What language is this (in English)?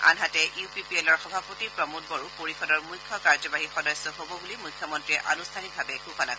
Assamese